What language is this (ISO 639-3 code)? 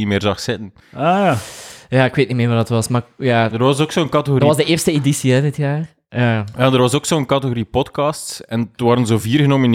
nld